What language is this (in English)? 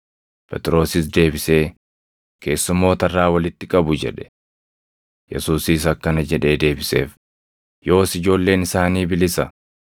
Oromo